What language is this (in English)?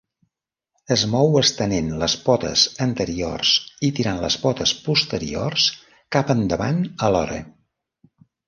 Catalan